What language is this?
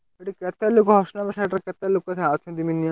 Odia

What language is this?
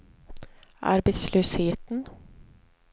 Swedish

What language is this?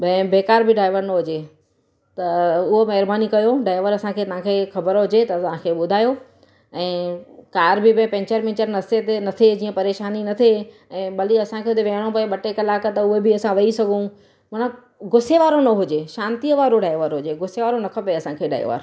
Sindhi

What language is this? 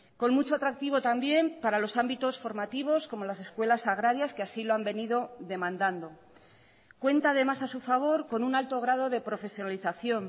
Spanish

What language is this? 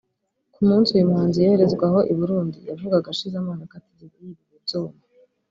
Kinyarwanda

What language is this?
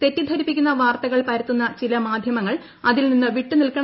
Malayalam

